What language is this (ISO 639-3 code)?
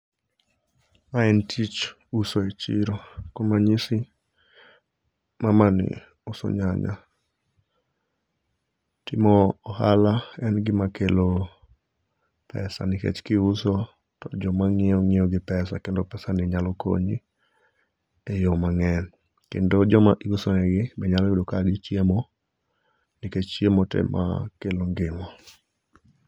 luo